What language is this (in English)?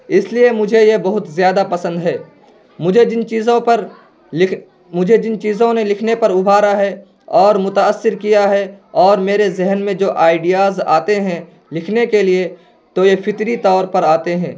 Urdu